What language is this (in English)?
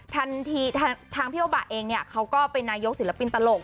Thai